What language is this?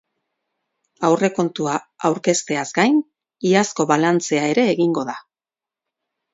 Basque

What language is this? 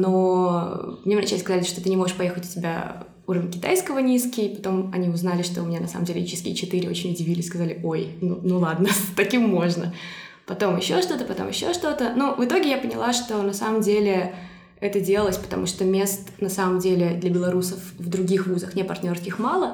Russian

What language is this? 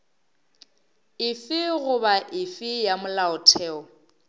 Northern Sotho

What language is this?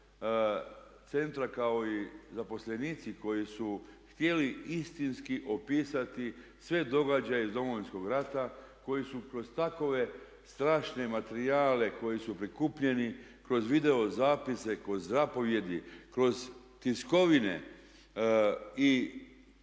Croatian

